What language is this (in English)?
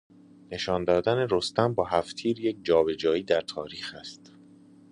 Persian